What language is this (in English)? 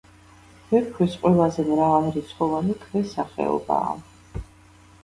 Georgian